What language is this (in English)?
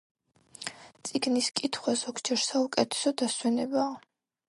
Georgian